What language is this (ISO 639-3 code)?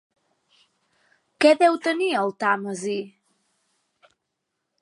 cat